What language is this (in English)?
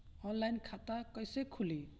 Bhojpuri